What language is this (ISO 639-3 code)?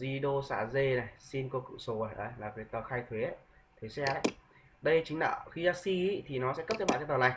vie